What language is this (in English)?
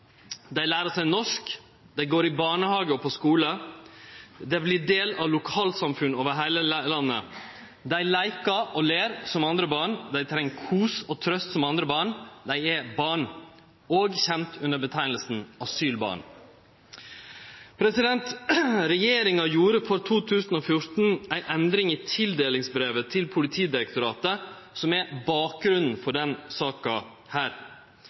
Norwegian Nynorsk